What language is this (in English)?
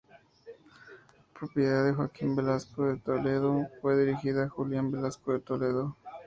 Spanish